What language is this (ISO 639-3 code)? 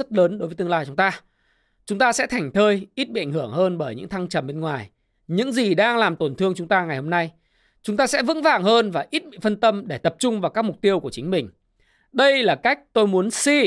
vie